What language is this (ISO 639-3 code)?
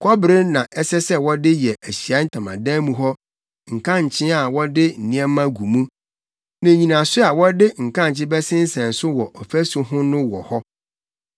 aka